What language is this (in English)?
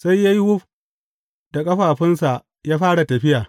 Hausa